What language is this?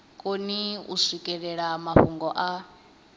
Venda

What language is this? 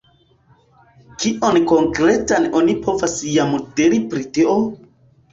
Esperanto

